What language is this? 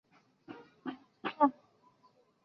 Chinese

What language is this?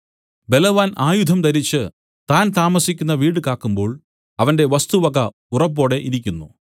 Malayalam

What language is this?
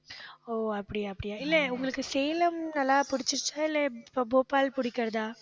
Tamil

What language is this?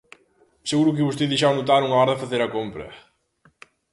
Galician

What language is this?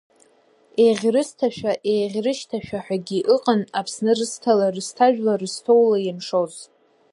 Abkhazian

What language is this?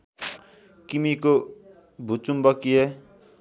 Nepali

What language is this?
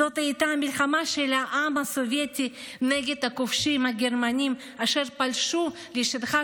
Hebrew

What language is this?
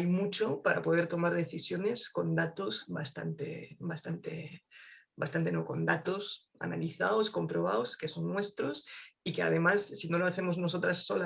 Spanish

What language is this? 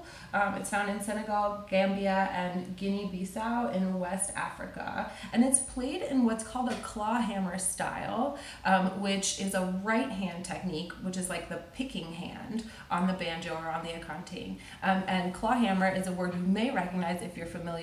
English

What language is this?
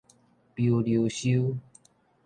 Min Nan Chinese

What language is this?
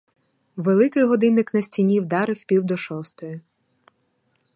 Ukrainian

